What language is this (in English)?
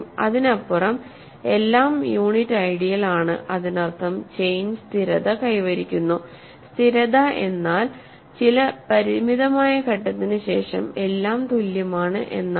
Malayalam